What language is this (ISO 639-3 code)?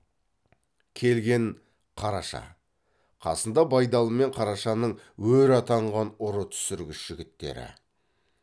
kaz